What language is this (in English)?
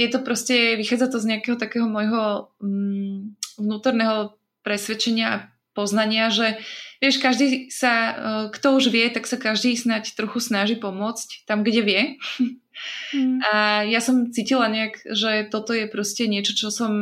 Slovak